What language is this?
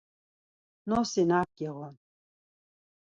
Laz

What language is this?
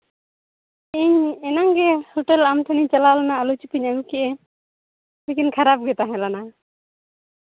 Santali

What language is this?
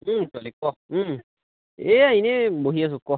Assamese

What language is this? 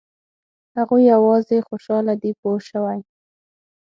Pashto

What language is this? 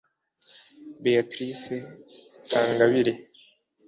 Kinyarwanda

